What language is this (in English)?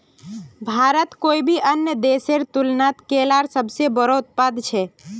Magahi